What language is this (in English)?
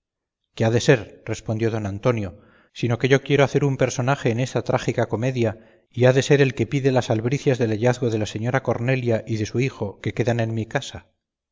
Spanish